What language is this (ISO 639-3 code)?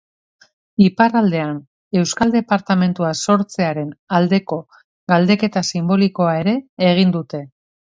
eus